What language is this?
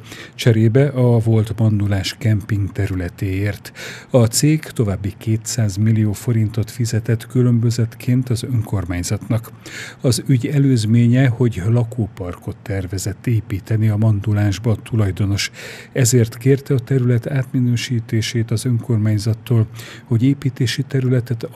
Hungarian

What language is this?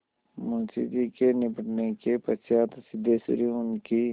Hindi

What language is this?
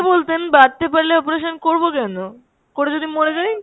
Bangla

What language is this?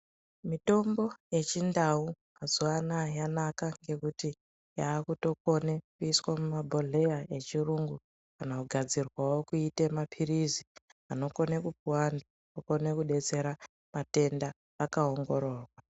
Ndau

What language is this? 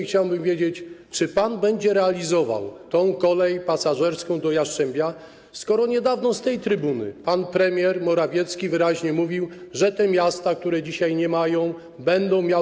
Polish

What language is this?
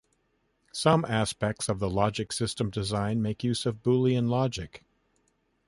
English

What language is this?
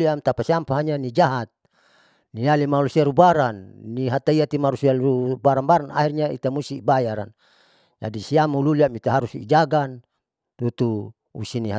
Saleman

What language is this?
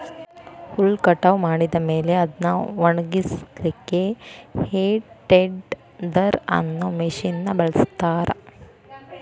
Kannada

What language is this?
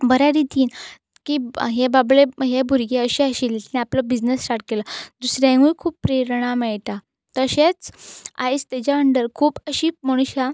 Konkani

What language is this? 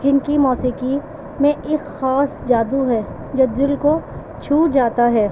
Urdu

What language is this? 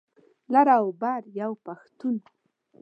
Pashto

